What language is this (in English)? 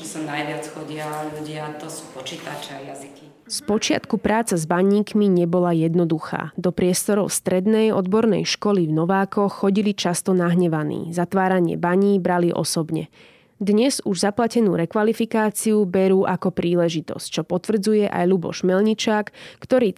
Slovak